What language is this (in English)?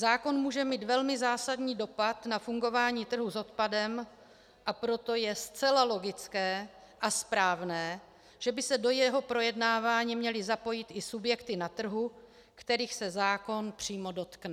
Czech